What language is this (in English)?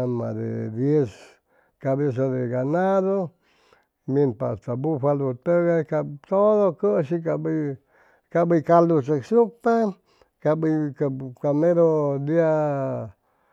Chimalapa Zoque